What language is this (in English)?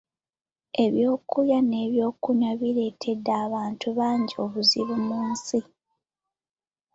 Ganda